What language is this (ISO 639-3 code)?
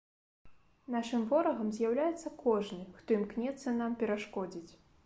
bel